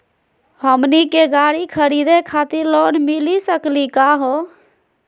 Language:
Magahi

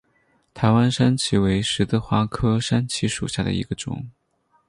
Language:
Chinese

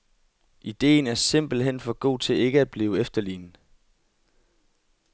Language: Danish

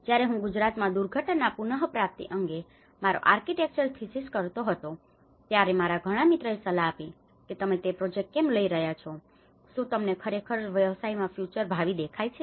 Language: Gujarati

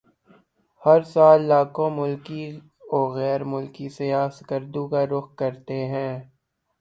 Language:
Urdu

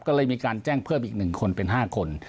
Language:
Thai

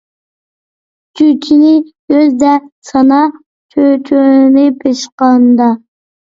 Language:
Uyghur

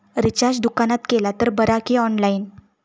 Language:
Marathi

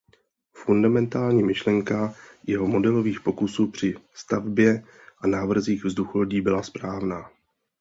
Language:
Czech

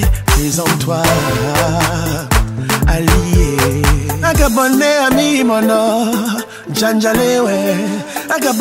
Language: French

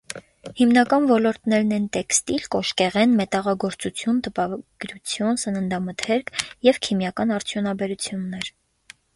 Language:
Armenian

